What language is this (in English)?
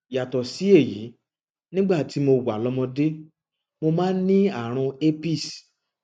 Yoruba